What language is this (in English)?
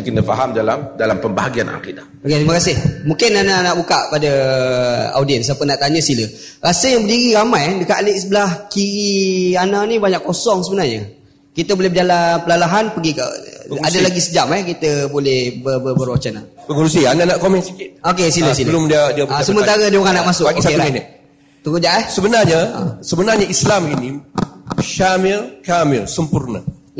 Malay